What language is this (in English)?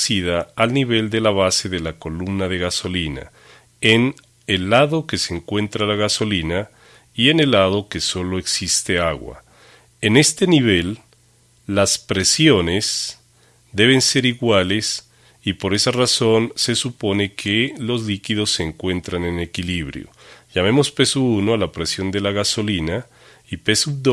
Spanish